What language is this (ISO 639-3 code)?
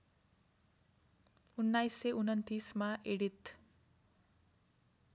nep